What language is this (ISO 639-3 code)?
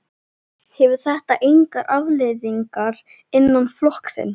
isl